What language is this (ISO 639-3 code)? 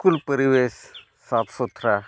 sat